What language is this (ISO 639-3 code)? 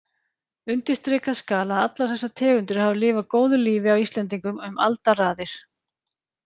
isl